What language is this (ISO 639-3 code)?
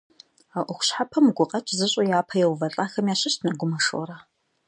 kbd